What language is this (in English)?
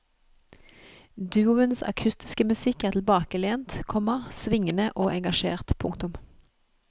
Norwegian